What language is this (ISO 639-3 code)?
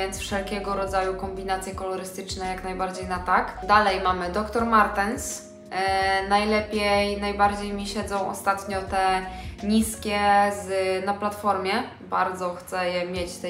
pol